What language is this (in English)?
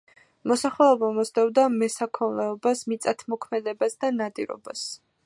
Georgian